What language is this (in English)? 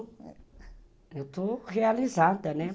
Portuguese